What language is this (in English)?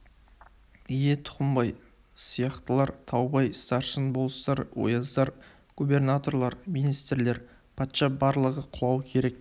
Kazakh